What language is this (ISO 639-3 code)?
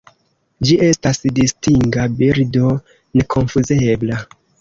epo